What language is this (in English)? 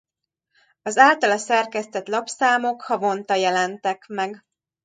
Hungarian